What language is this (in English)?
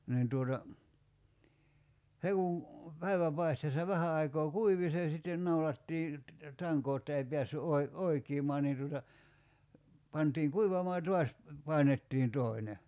Finnish